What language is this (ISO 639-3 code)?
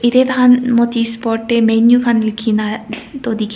nag